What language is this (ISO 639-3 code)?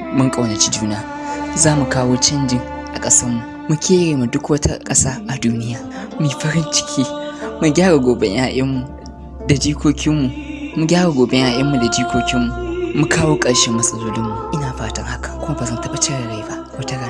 tur